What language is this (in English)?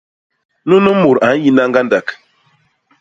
Basaa